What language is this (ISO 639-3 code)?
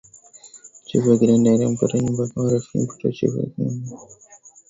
swa